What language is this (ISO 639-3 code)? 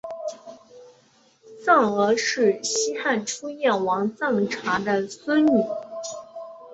zho